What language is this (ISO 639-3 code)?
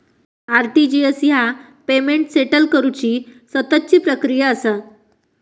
mar